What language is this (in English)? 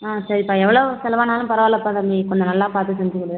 Tamil